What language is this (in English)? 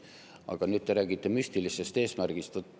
Estonian